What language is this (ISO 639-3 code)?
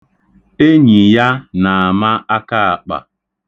ibo